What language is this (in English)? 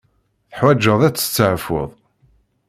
Kabyle